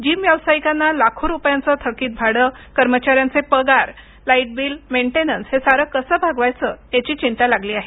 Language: Marathi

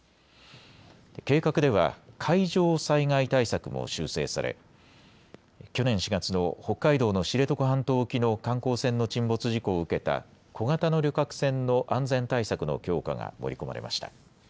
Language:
Japanese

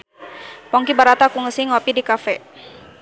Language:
Sundanese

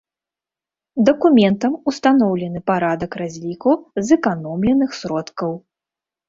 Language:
Belarusian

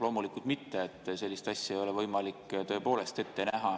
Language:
Estonian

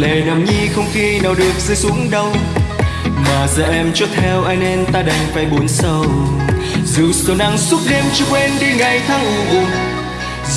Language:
Vietnamese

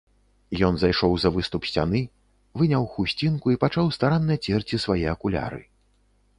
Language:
Belarusian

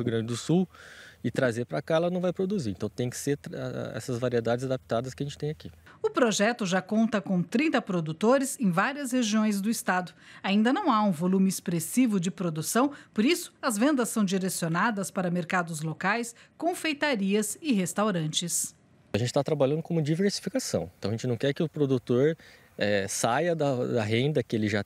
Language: Portuguese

